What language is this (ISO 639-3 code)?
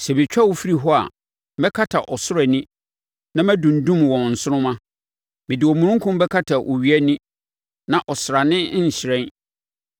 aka